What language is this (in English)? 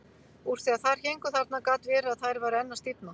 Icelandic